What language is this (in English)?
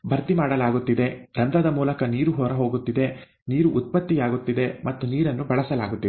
Kannada